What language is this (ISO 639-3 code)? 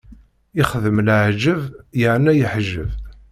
kab